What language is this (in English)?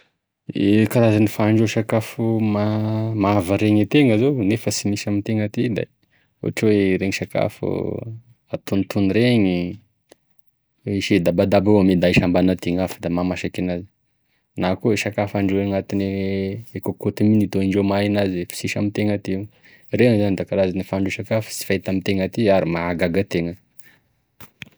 Tesaka Malagasy